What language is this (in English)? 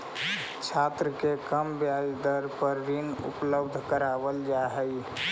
Magahi